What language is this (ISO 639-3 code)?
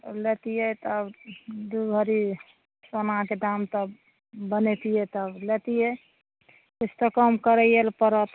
mai